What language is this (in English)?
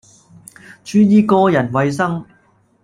Cantonese